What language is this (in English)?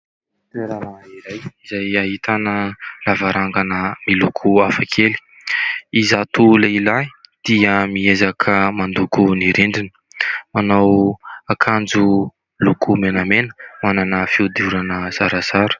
Malagasy